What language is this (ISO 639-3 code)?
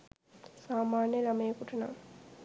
sin